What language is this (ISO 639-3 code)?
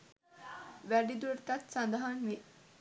sin